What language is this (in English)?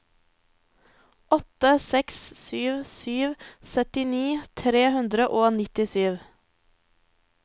Norwegian